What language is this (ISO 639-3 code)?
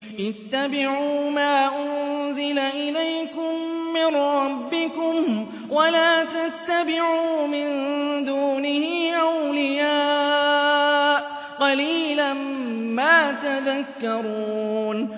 ara